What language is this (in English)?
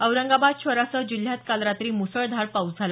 Marathi